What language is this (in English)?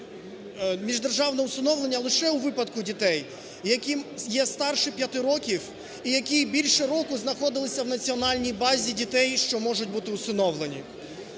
Ukrainian